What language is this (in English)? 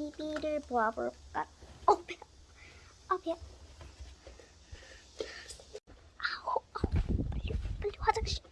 Korean